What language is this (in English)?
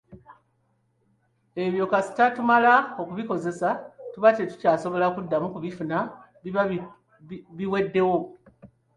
Ganda